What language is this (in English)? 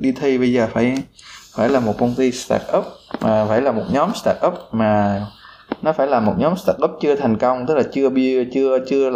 Vietnamese